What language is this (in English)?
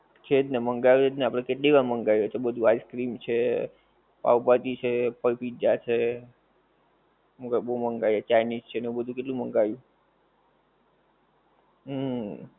Gujarati